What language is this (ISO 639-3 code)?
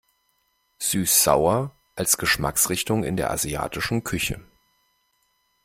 deu